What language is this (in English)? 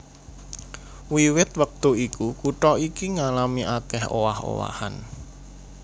Javanese